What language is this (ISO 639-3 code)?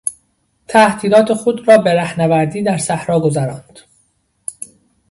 fas